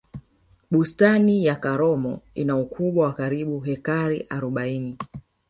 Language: Swahili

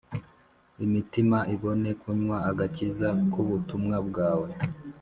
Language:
Kinyarwanda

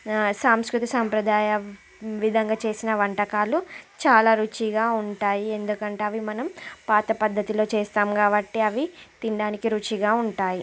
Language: Telugu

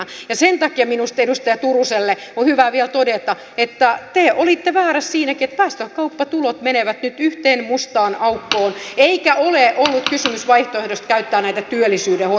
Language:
Finnish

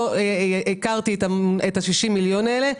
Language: Hebrew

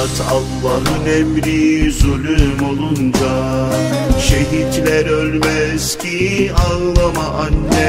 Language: Turkish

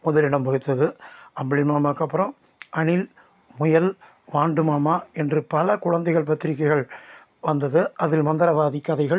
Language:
Tamil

